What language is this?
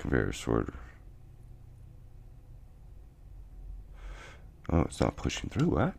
English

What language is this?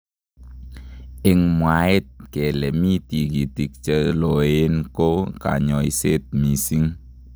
Kalenjin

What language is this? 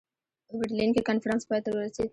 Pashto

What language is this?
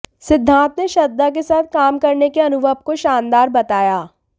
Hindi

